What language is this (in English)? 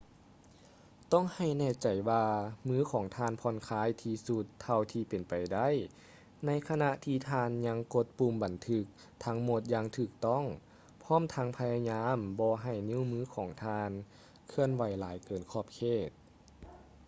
Lao